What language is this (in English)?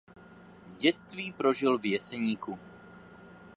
Czech